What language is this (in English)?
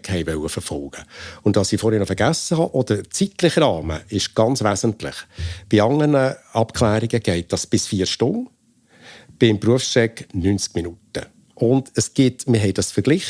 German